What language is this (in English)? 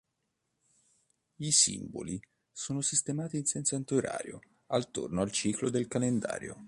Italian